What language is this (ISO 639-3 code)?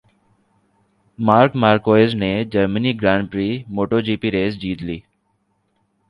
urd